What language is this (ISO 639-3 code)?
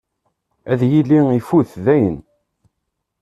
kab